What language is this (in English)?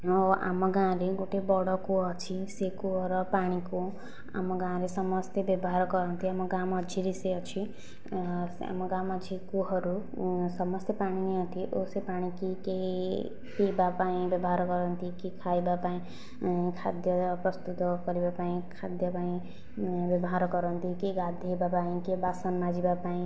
Odia